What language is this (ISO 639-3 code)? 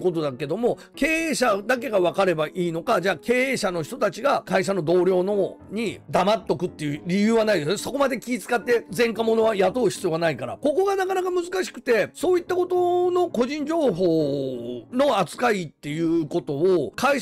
jpn